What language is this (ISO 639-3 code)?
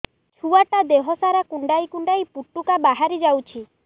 ori